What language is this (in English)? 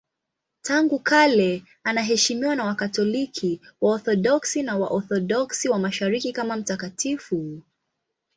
Swahili